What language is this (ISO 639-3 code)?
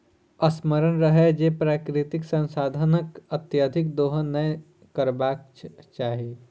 mai